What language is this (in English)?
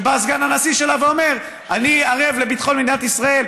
Hebrew